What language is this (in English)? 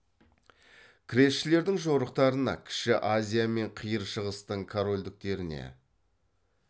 Kazakh